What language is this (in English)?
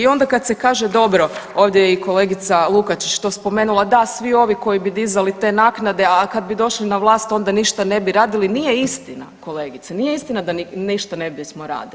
Croatian